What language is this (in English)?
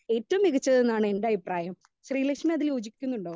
Malayalam